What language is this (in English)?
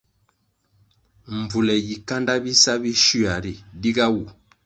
Kwasio